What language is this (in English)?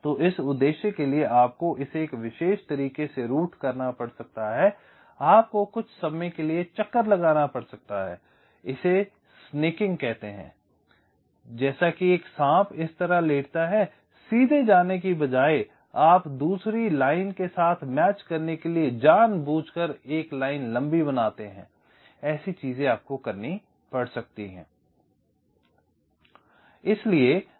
Hindi